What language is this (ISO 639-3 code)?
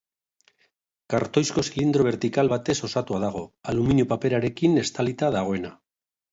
eus